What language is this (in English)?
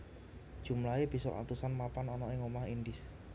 Javanese